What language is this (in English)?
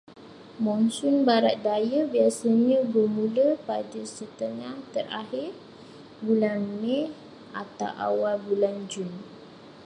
Malay